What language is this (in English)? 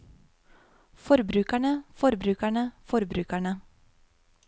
Norwegian